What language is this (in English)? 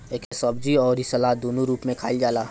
Bhojpuri